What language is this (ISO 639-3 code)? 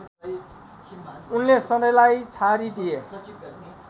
nep